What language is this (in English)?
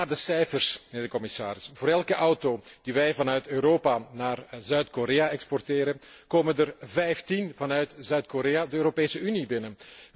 Dutch